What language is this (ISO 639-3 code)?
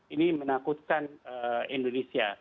ind